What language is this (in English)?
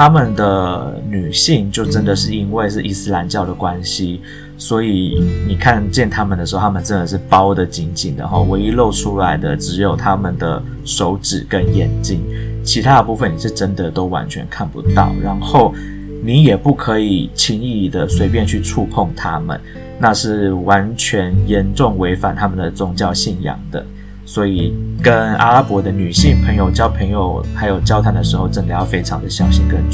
Chinese